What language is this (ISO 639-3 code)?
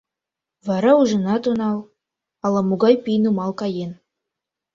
chm